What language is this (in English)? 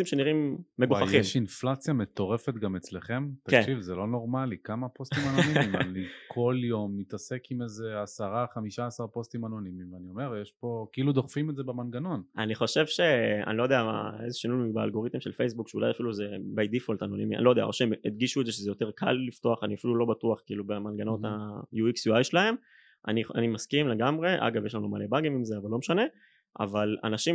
Hebrew